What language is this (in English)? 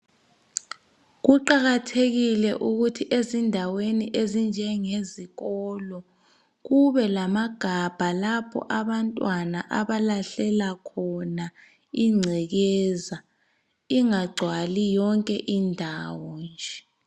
North Ndebele